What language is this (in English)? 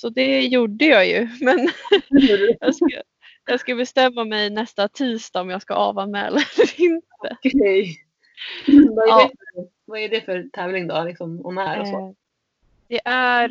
Swedish